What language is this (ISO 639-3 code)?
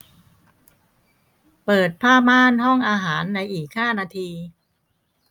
tha